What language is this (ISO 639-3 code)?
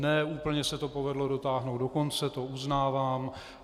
ces